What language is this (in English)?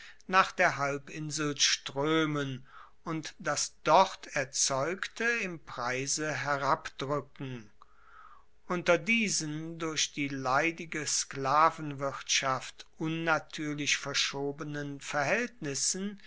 German